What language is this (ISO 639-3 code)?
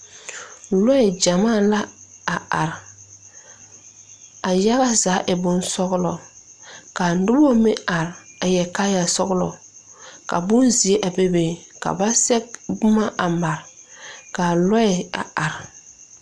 dga